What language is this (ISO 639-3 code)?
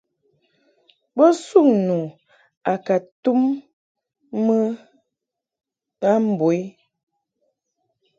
mhk